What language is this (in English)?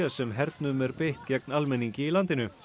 Icelandic